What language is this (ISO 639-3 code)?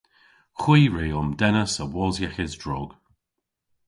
cor